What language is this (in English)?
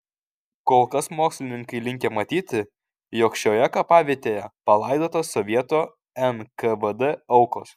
Lithuanian